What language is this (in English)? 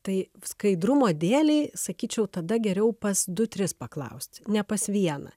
Lithuanian